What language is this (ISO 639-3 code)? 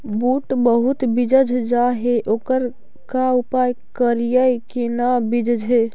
mag